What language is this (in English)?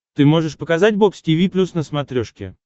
Russian